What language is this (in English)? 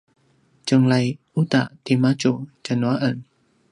Paiwan